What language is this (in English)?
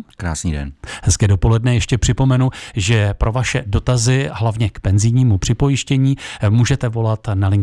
Czech